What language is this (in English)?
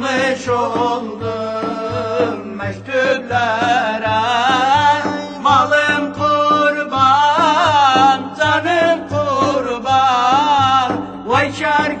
Arabic